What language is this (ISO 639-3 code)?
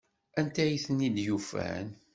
kab